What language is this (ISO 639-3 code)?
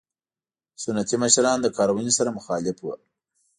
pus